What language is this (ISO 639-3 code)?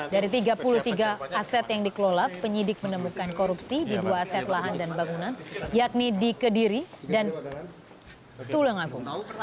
ind